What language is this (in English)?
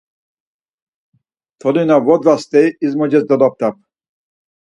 Laz